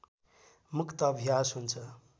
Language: Nepali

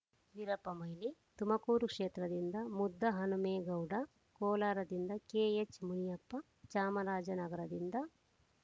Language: Kannada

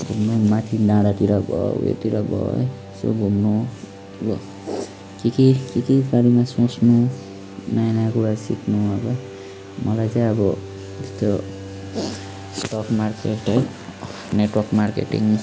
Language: Nepali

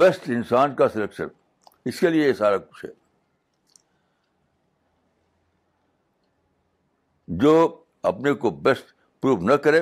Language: Urdu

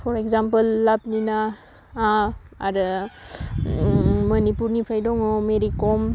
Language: Bodo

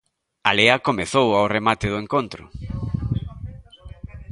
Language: Galician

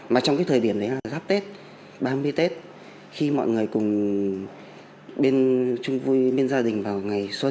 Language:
Vietnamese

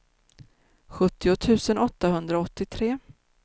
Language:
Swedish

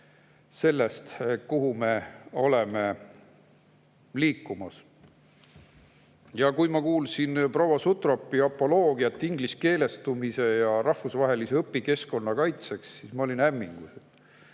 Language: Estonian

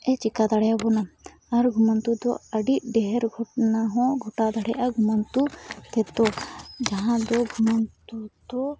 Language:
Santali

